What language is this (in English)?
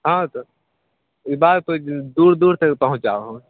Maithili